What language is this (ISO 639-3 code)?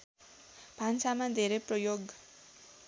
nep